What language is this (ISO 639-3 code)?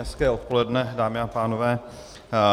ces